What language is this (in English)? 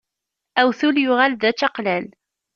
Kabyle